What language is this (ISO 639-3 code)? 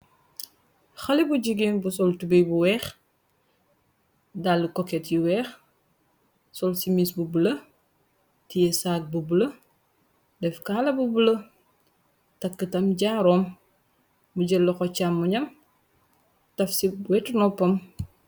wol